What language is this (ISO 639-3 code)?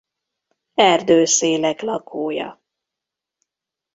hun